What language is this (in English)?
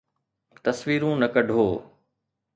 Sindhi